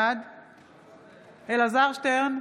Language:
Hebrew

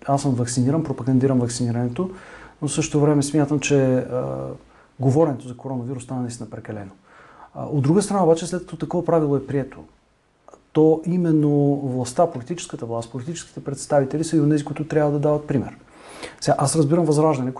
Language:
Bulgarian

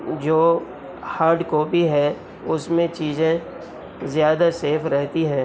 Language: Urdu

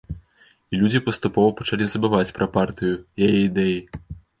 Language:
Belarusian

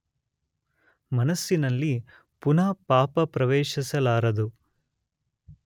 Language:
Kannada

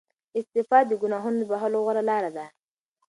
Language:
Pashto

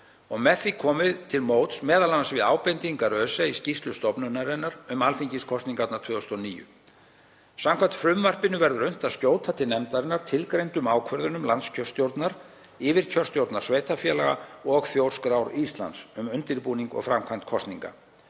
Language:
Icelandic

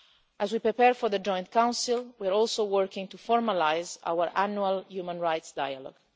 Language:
English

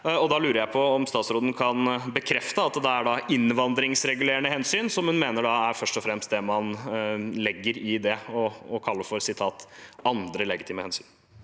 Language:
Norwegian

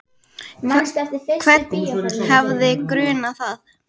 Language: Icelandic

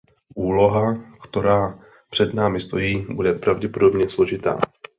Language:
Czech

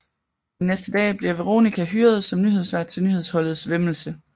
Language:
Danish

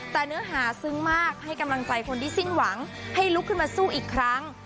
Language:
Thai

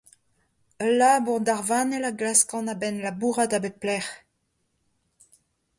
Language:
Breton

